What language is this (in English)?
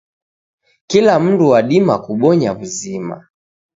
Taita